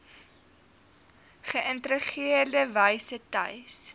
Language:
Afrikaans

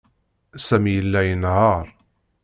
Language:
Kabyle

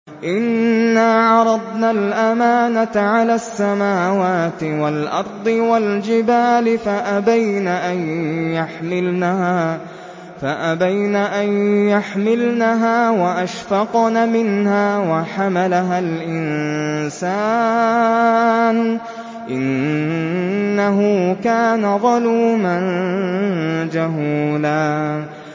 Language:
Arabic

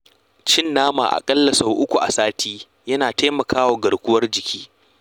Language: Hausa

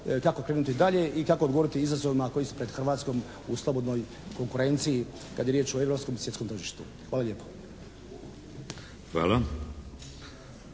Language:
Croatian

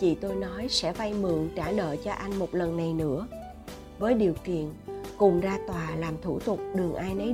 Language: Vietnamese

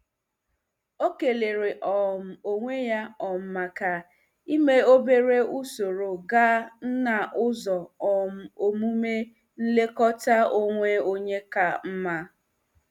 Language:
Igbo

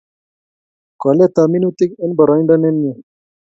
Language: Kalenjin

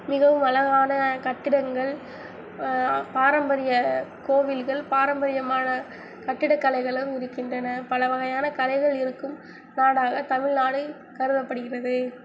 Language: Tamil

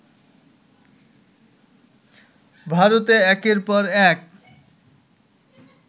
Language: Bangla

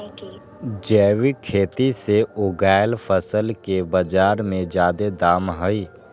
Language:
Magahi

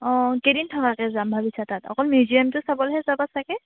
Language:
Assamese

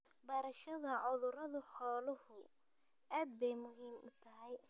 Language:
Somali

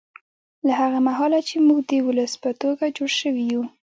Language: Pashto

